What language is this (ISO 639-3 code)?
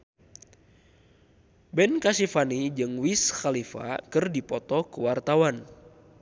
sun